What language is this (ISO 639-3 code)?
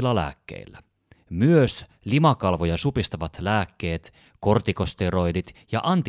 fin